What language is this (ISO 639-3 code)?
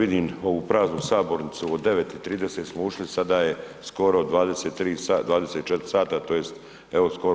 hrv